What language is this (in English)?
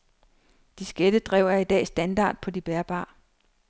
Danish